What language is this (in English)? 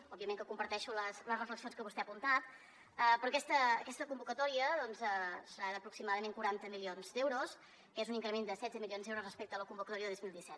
Catalan